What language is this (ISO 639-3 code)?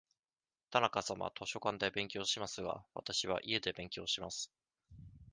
jpn